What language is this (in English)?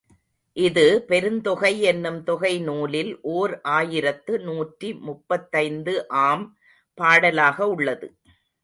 Tamil